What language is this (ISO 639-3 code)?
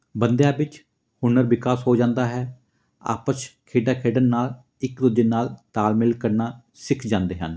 pan